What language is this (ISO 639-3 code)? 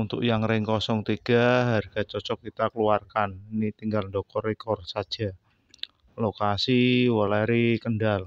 ind